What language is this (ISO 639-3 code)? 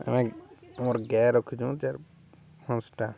ori